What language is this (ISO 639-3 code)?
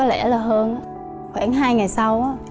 vie